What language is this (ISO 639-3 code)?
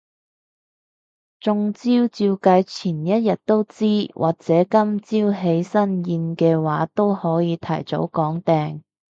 yue